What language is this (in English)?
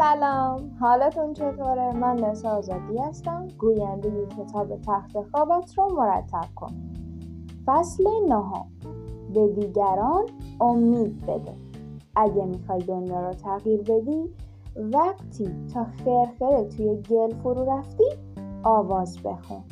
Persian